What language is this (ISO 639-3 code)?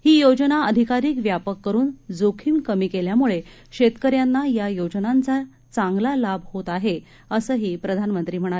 mar